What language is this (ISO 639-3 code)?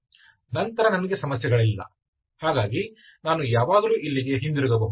kan